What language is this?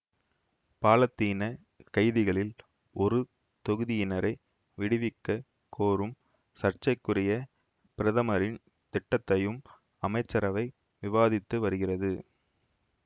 Tamil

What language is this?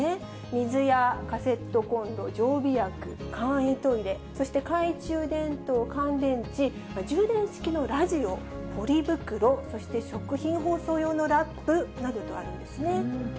Japanese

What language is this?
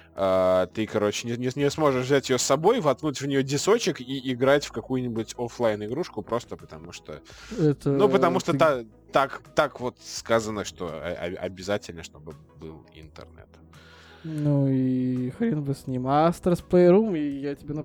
Russian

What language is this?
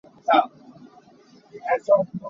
Hakha Chin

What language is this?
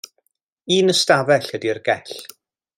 Welsh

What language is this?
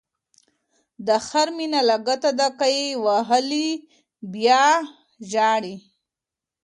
Pashto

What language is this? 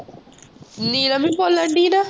Punjabi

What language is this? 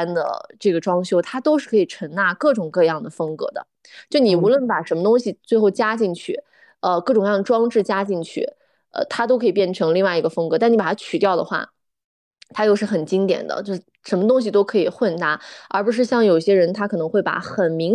Chinese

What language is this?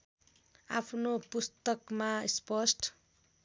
Nepali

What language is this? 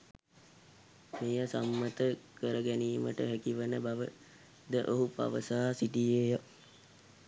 Sinhala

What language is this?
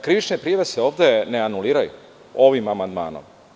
Serbian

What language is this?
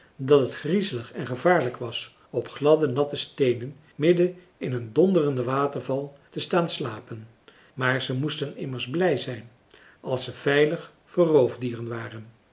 Dutch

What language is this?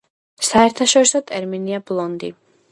Georgian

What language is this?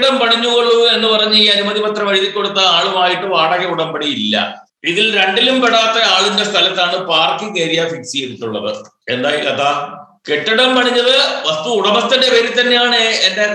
Malayalam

